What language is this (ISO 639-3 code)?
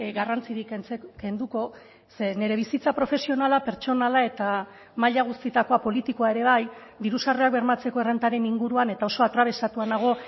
eus